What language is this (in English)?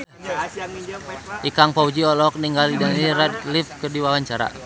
Sundanese